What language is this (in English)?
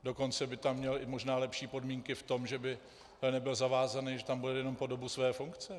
Czech